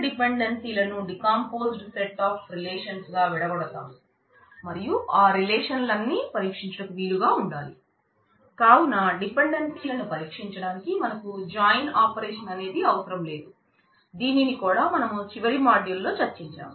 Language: Telugu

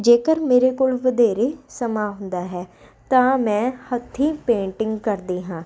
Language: Punjabi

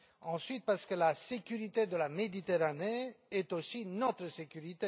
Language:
French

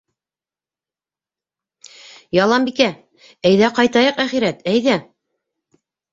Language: Bashkir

